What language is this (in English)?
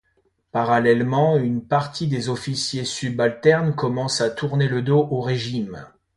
French